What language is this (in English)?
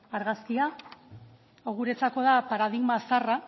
Basque